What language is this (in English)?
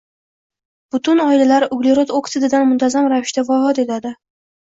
Uzbek